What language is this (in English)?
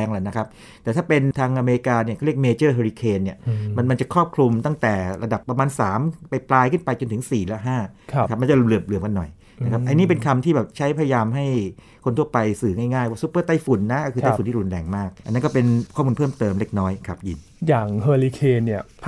Thai